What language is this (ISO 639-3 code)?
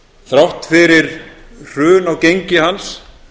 isl